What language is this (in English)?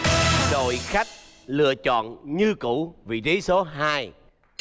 Vietnamese